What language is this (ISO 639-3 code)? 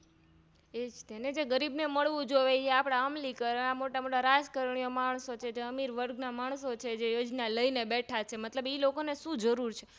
guj